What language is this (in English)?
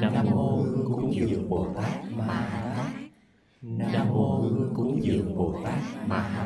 Vietnamese